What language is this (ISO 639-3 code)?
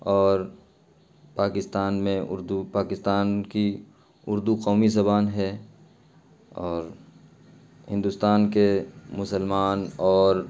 urd